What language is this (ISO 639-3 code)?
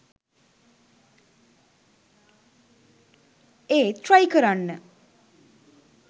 sin